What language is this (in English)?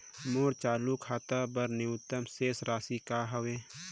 Chhattisgarhi